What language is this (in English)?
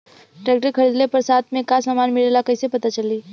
Bhojpuri